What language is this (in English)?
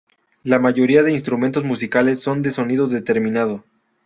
Spanish